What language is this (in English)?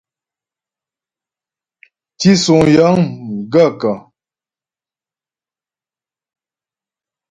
Ghomala